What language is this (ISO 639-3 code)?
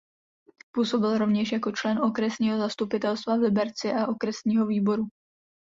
ces